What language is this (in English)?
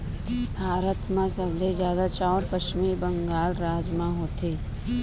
Chhattisgarhi